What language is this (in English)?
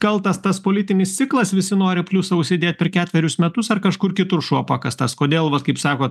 Lithuanian